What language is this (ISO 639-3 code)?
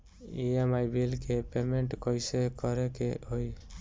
bho